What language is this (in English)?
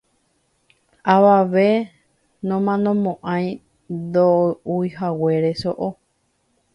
Guarani